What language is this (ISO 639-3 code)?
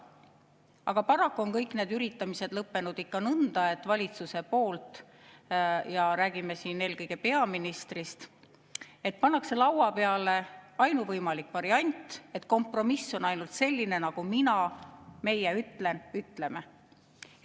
est